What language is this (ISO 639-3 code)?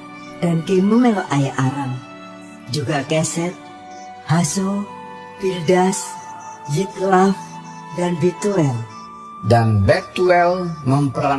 ind